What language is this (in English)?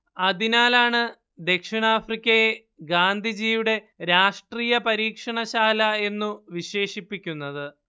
Malayalam